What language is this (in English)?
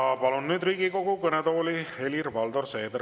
Estonian